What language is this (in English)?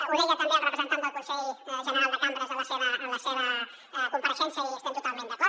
Catalan